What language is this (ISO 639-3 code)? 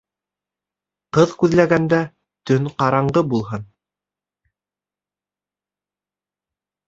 bak